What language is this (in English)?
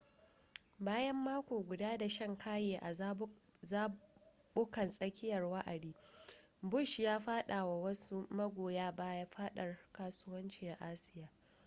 Hausa